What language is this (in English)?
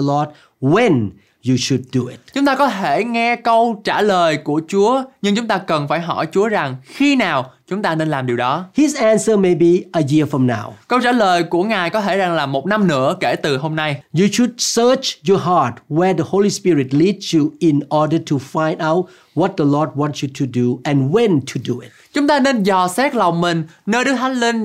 Vietnamese